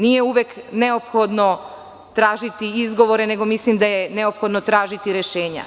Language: Serbian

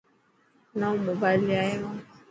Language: Dhatki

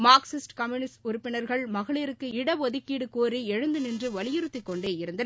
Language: Tamil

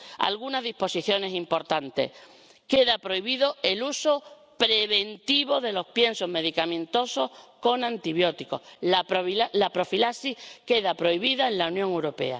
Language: Spanish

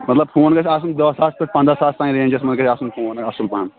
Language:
Kashmiri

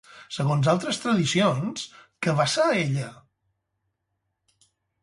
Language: Catalan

